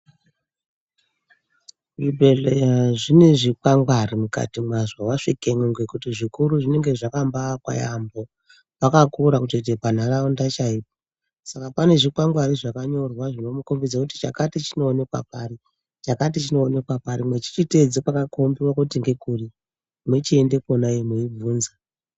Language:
Ndau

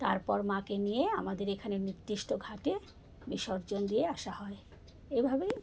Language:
Bangla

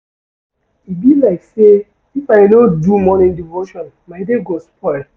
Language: Nigerian Pidgin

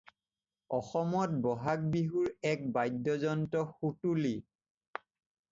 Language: Assamese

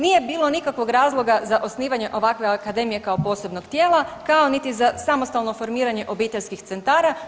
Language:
Croatian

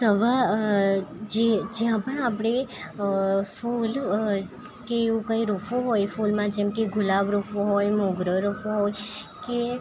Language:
Gujarati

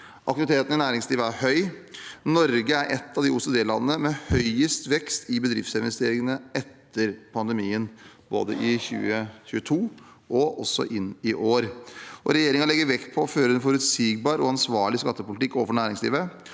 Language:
Norwegian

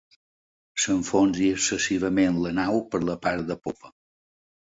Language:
Catalan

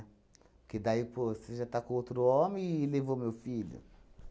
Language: Portuguese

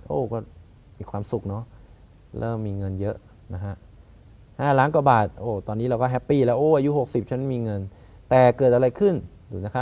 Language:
Thai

